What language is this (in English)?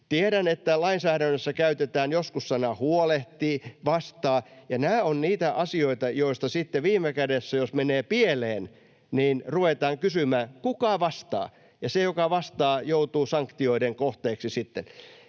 Finnish